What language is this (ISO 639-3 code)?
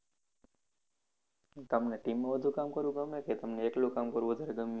guj